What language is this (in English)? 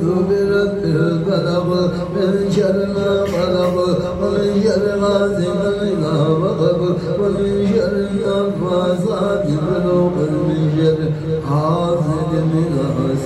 Arabic